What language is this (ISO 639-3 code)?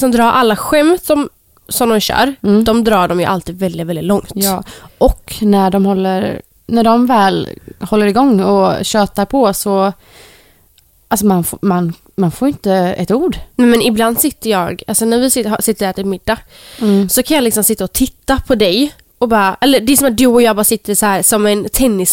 swe